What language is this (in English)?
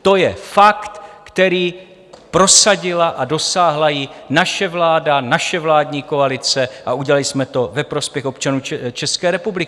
Czech